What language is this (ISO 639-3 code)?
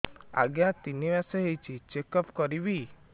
ori